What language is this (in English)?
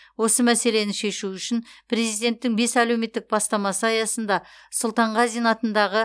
Kazakh